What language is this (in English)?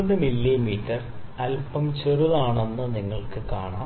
Malayalam